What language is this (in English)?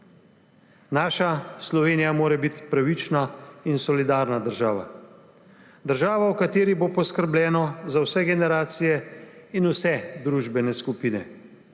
Slovenian